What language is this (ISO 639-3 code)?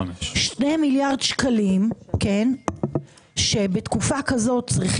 heb